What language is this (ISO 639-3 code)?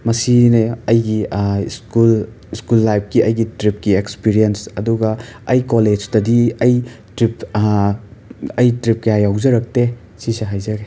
mni